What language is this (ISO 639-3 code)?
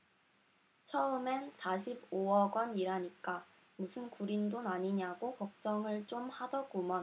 kor